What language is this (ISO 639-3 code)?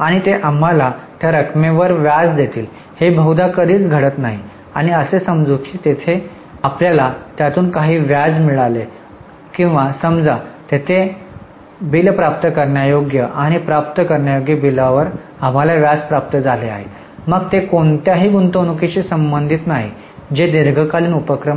mar